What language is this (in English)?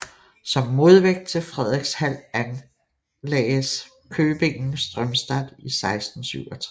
Danish